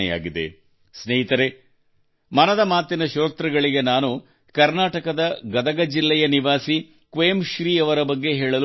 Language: Kannada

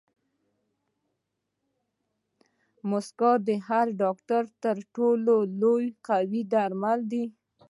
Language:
Pashto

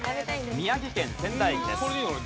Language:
Japanese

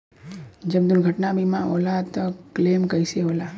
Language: Bhojpuri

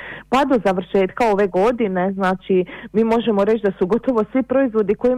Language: Croatian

